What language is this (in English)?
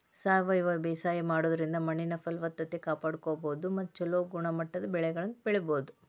Kannada